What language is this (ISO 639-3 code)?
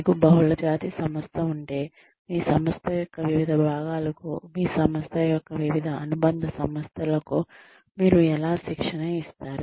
tel